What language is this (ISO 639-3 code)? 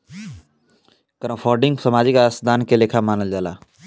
bho